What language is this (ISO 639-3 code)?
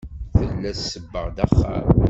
kab